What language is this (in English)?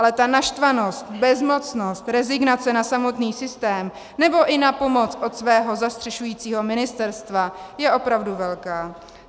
Czech